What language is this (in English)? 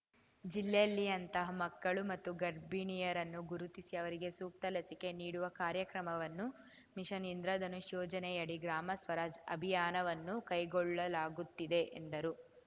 Kannada